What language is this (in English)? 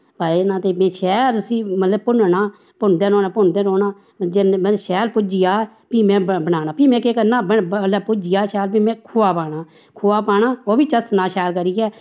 Dogri